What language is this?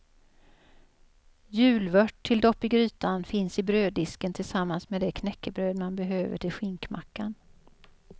Swedish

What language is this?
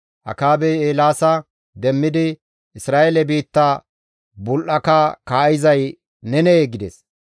Gamo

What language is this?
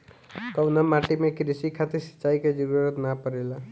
Bhojpuri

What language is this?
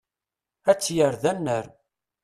Kabyle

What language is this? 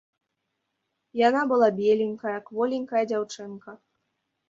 Belarusian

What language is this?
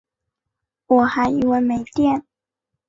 Chinese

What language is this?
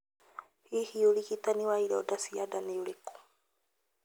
Kikuyu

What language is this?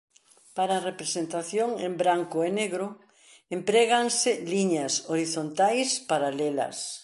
Galician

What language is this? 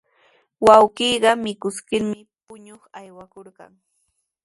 Sihuas Ancash Quechua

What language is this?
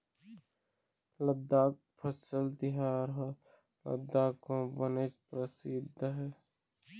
Chhattisgarhi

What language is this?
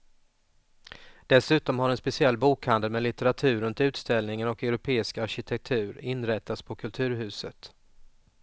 Swedish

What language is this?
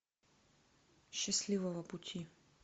Russian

